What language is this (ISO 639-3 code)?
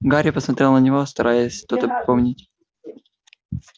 rus